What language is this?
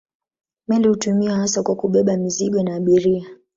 Swahili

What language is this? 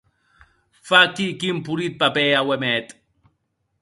Occitan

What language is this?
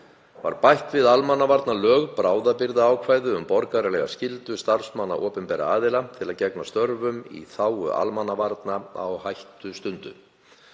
Icelandic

